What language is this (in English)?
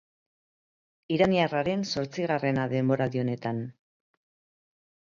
Basque